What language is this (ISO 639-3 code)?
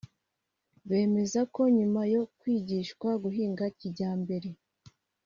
kin